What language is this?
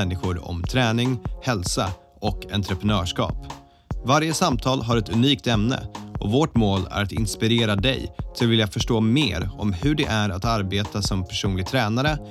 Swedish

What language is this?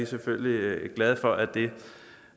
Danish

